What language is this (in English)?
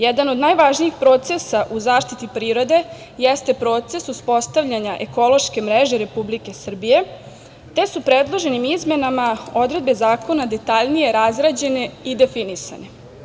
Serbian